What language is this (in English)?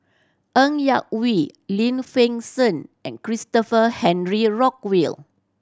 English